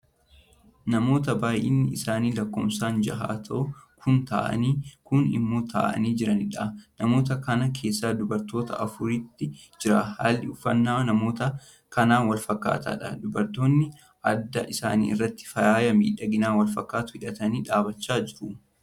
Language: Oromo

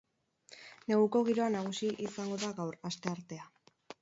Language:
Basque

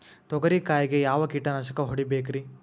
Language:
Kannada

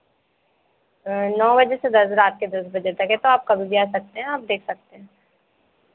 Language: Hindi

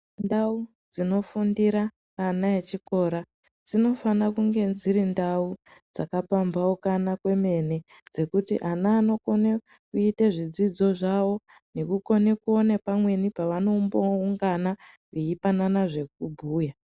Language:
Ndau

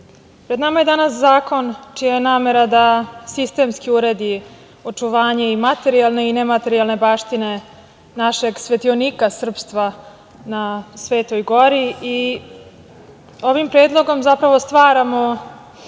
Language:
Serbian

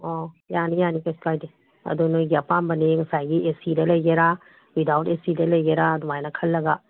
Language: Manipuri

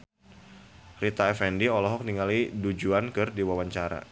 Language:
Sundanese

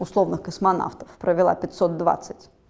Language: Russian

